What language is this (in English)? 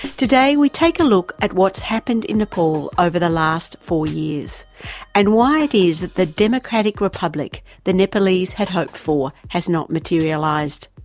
English